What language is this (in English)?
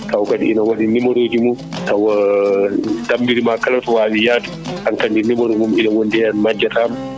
Fula